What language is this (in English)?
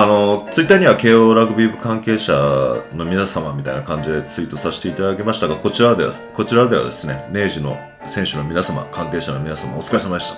Japanese